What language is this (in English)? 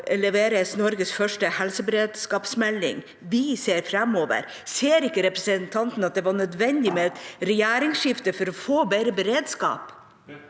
Norwegian